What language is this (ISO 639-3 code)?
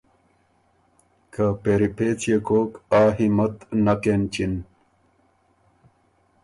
oru